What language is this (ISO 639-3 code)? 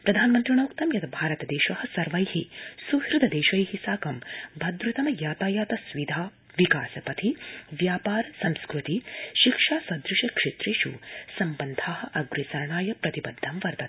san